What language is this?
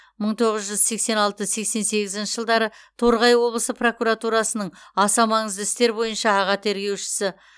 Kazakh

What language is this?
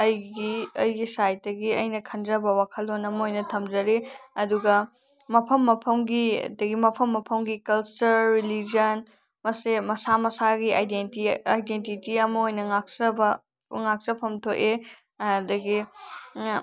Manipuri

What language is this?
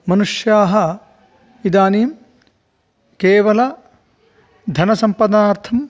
Sanskrit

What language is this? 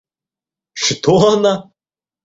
Russian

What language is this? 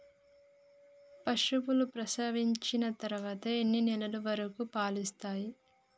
Telugu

